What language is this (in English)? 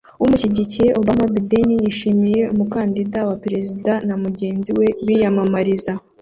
Kinyarwanda